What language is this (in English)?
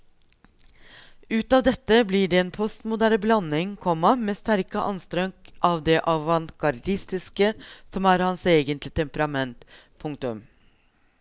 Norwegian